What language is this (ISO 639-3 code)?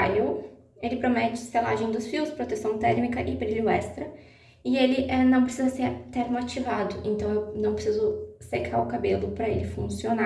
por